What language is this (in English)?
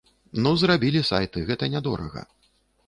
Belarusian